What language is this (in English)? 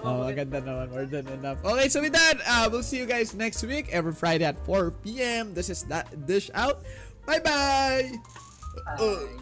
Filipino